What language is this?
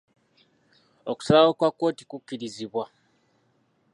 Ganda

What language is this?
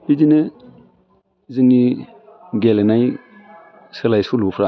Bodo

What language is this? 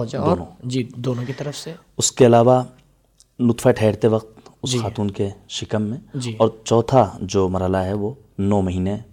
Urdu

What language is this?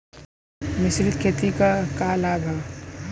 Bhojpuri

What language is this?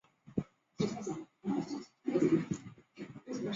Chinese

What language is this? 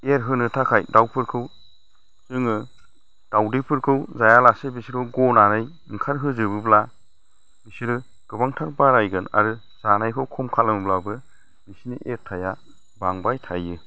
Bodo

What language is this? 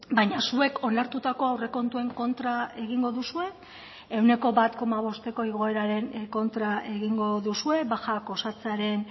Basque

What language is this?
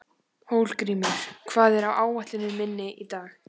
Icelandic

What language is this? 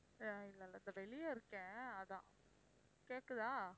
Tamil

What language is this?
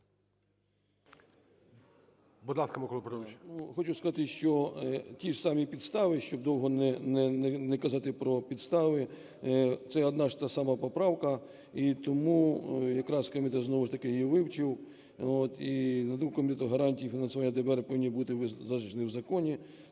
Ukrainian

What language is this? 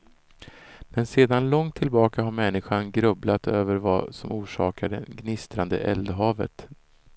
Swedish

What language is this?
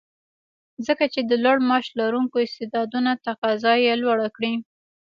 Pashto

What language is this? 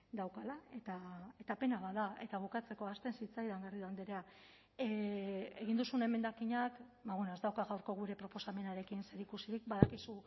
Basque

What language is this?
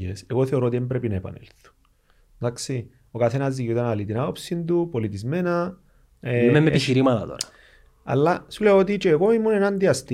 Greek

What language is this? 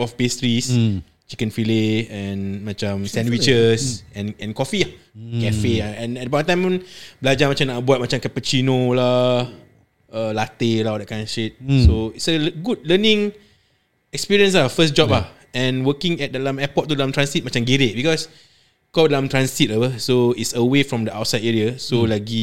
Malay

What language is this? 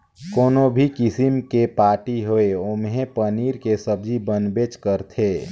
Chhattisgarhi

